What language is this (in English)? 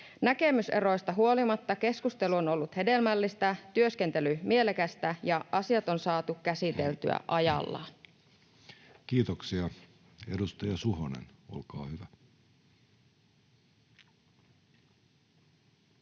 Finnish